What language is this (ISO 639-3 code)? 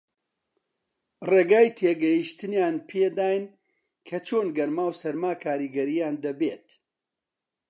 ckb